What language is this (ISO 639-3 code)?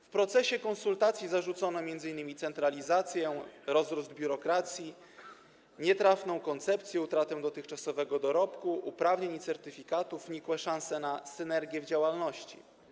pol